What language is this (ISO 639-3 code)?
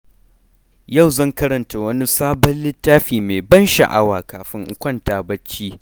hau